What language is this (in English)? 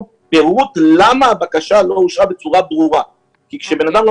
Hebrew